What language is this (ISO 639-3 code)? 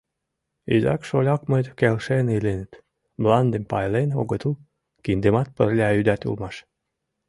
chm